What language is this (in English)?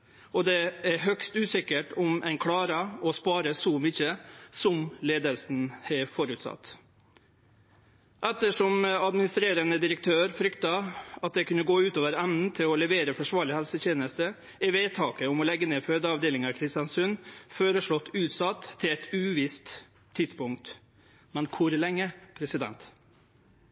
Norwegian Nynorsk